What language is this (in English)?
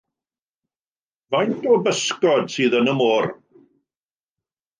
Welsh